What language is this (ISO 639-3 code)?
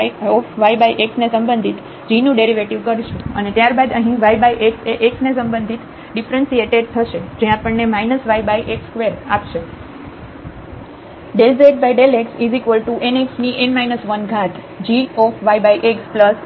guj